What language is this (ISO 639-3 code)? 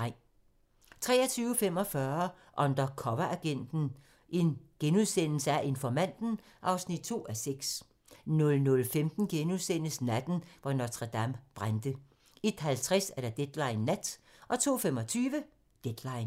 dan